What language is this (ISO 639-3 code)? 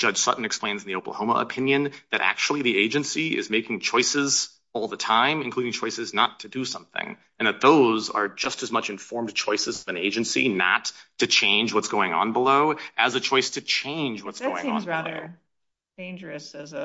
eng